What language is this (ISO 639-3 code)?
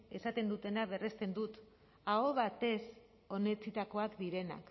eus